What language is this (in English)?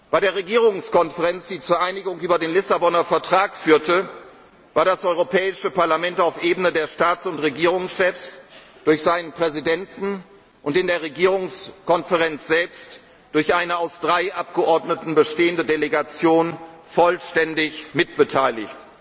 German